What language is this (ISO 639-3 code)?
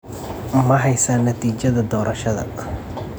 som